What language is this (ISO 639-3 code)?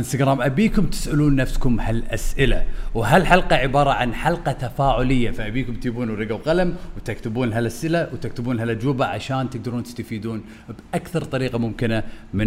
ara